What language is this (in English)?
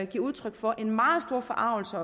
Danish